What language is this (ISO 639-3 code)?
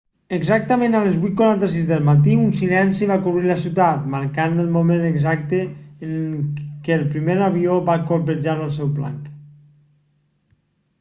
cat